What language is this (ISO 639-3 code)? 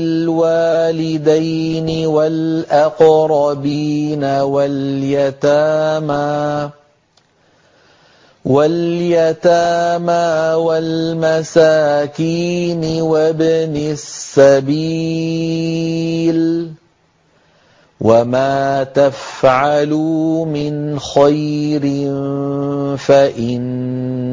ara